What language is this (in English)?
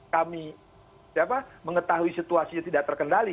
Indonesian